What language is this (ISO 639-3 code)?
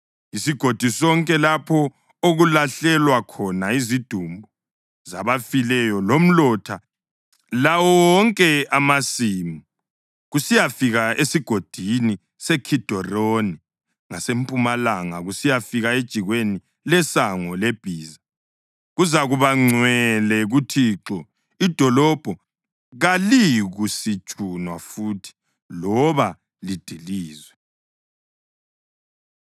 nde